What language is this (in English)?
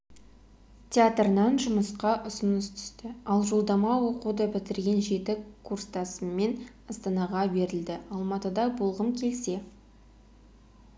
Kazakh